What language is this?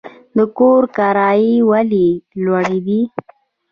Pashto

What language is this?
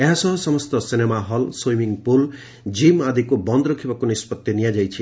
Odia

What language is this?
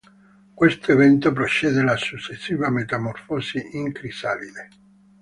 Italian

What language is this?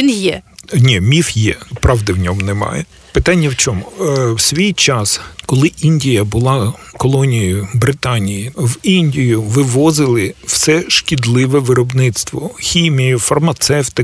Ukrainian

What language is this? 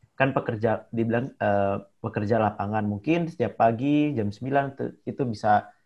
Indonesian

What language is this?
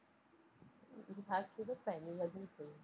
Tamil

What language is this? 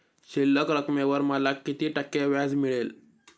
Marathi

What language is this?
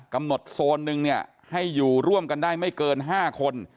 Thai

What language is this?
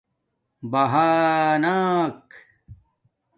Domaaki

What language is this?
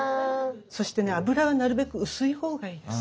Japanese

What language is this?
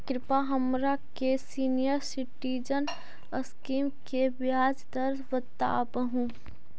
Magahi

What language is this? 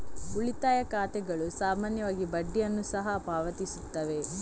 Kannada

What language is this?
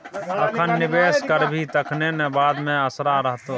Maithili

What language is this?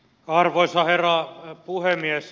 Finnish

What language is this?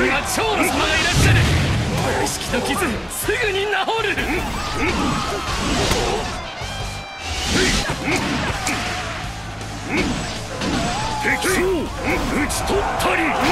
Japanese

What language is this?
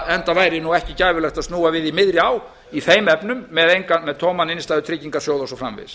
Icelandic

